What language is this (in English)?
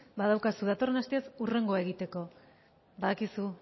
Basque